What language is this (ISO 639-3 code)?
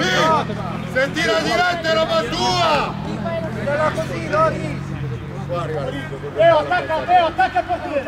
ita